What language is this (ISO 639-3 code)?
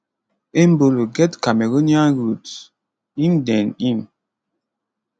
pcm